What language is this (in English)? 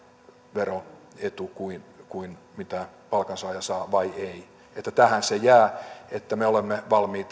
Finnish